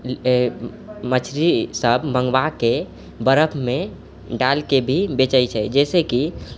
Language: Maithili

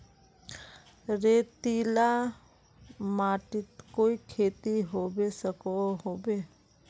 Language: Magahi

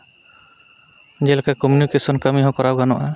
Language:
Santali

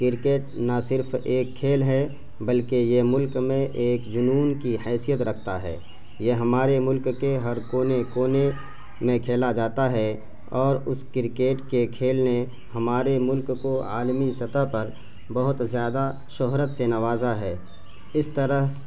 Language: Urdu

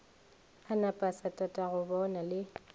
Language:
Northern Sotho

